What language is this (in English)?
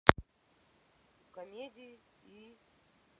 Russian